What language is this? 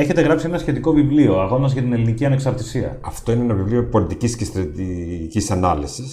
Greek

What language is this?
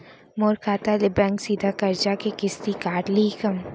Chhattisgarhi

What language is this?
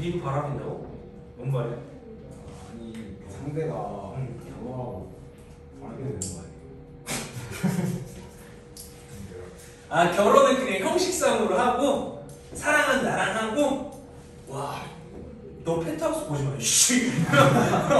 Korean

